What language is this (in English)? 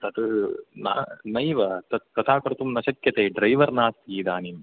Sanskrit